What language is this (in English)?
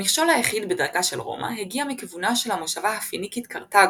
Hebrew